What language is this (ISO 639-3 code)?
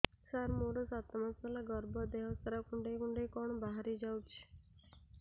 ori